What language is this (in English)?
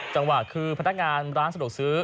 Thai